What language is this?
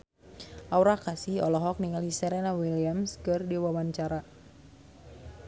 Sundanese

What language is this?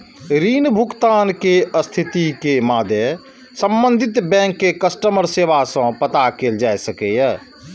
Maithili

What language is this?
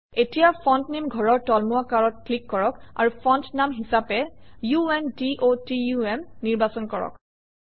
Assamese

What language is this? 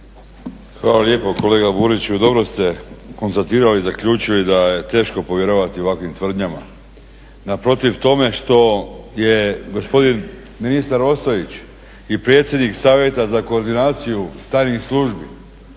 Croatian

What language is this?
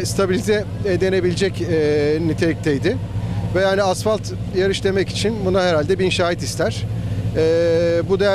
Turkish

